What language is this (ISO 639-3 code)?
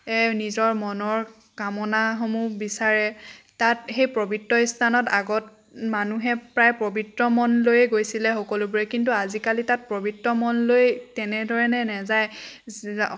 asm